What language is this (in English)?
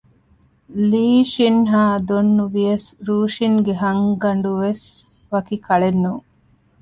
Divehi